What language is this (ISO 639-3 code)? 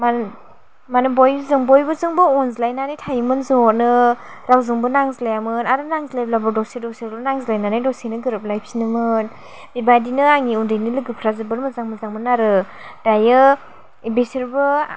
brx